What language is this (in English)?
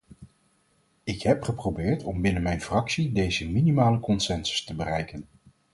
Dutch